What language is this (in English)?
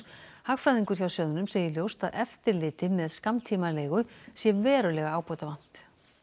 Icelandic